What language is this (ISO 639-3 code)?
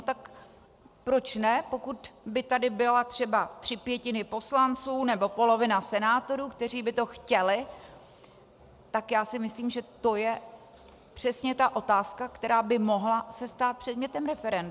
ces